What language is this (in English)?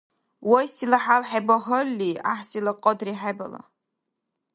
Dargwa